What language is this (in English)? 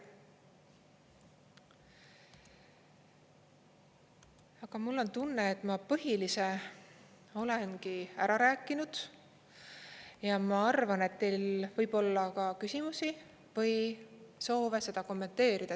Estonian